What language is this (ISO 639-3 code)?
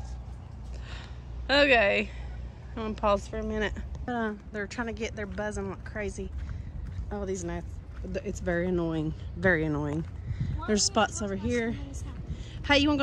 eng